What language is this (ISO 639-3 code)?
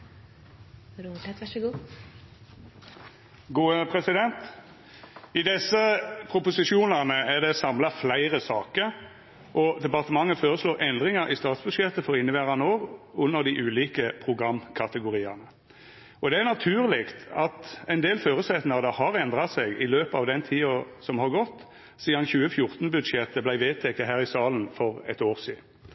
nor